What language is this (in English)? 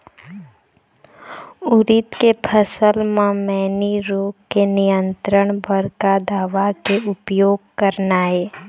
Chhattisgarhi